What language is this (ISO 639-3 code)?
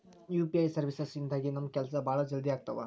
kan